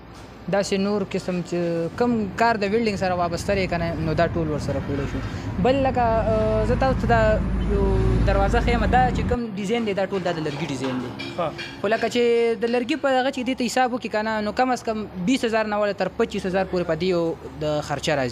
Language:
Arabic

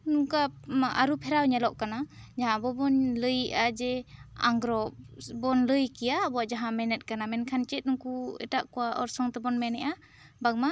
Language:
Santali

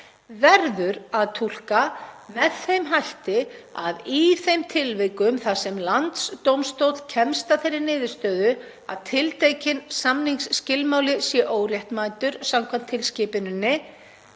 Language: Icelandic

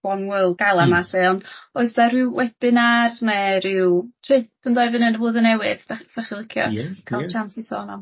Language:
Welsh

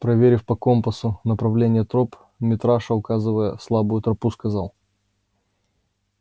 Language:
Russian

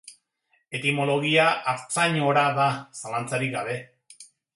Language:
Basque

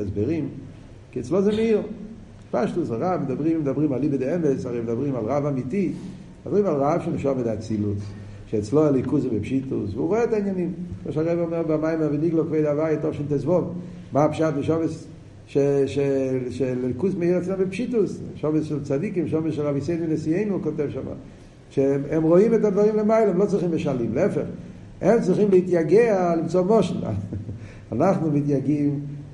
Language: Hebrew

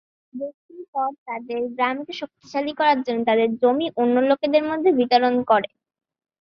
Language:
Bangla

